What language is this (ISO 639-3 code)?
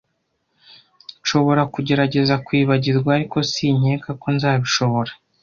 kin